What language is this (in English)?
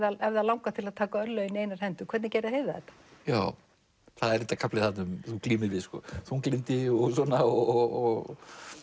Icelandic